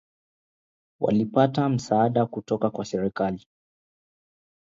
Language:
Swahili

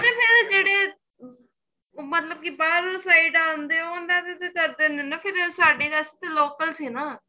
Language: Punjabi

